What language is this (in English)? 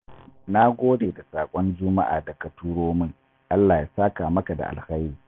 Hausa